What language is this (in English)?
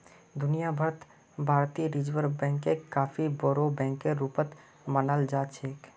Magahi